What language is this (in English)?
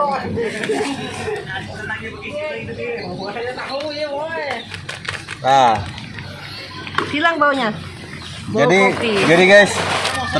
Indonesian